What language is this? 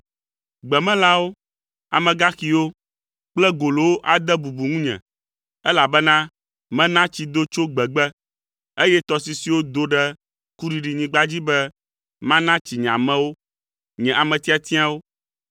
Ewe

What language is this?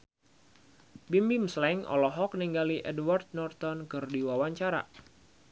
Sundanese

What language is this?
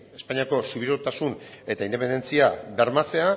Basque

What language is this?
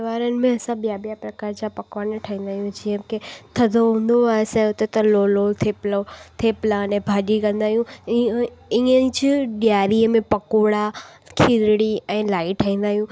Sindhi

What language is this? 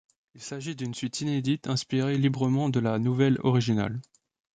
French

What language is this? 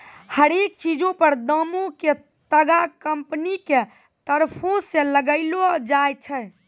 Maithili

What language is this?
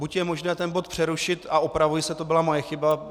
Czech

